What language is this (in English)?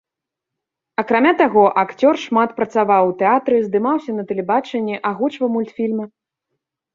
Belarusian